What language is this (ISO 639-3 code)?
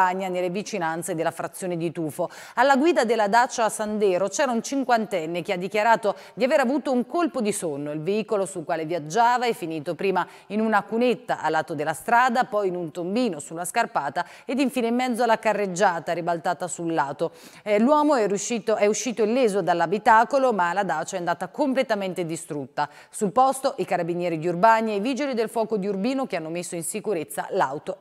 ita